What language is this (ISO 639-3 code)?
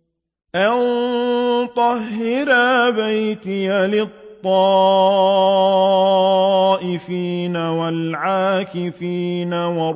ara